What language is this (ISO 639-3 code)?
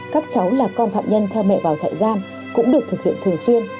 vie